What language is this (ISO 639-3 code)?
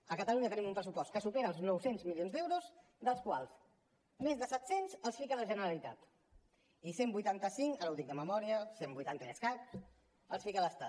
cat